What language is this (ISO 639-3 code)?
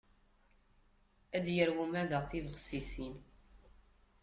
kab